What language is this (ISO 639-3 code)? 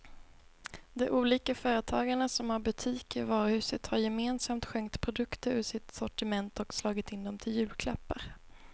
swe